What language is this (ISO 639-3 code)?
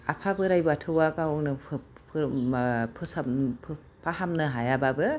brx